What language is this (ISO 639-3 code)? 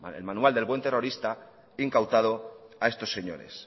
spa